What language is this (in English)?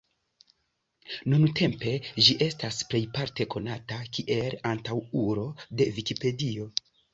Esperanto